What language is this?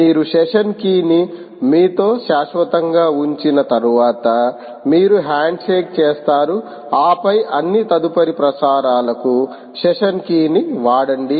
Telugu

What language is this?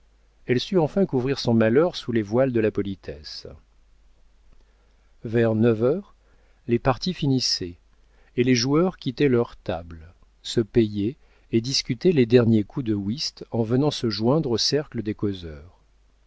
French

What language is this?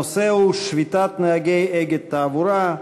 Hebrew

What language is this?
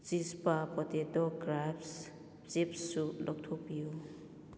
Manipuri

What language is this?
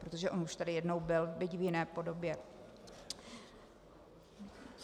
Czech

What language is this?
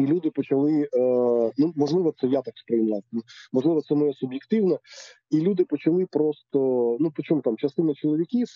Ukrainian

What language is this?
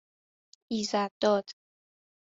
Persian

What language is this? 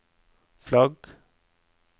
Norwegian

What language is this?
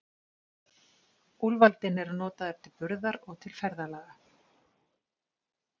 Icelandic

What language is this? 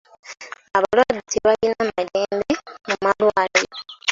Ganda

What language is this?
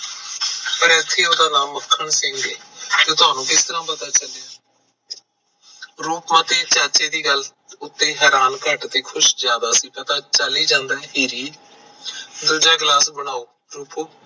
Punjabi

